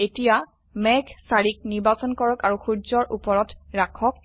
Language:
Assamese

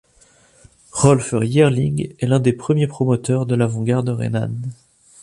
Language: French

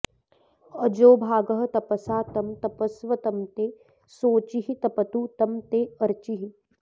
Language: Sanskrit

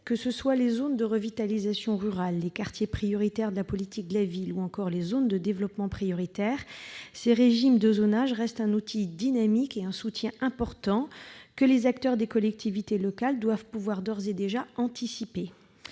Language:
French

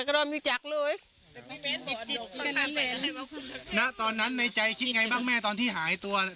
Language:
Thai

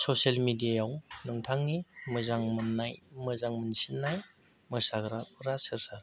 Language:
Bodo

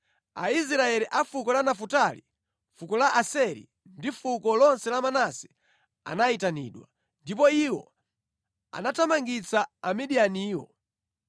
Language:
Nyanja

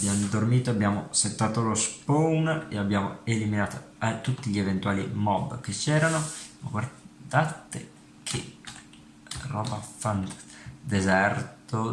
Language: Italian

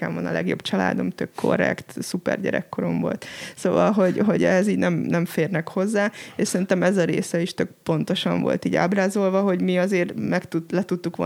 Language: Hungarian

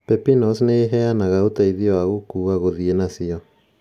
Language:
Kikuyu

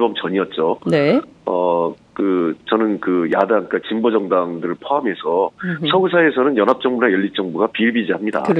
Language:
Korean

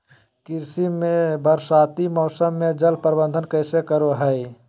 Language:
Magahi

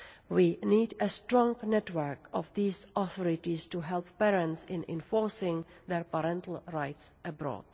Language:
English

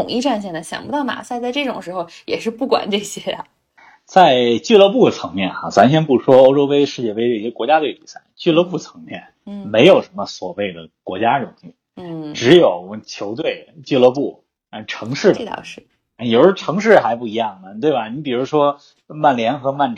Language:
Chinese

